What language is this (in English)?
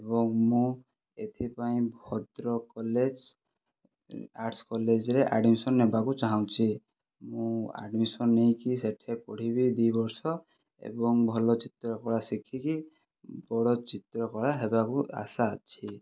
Odia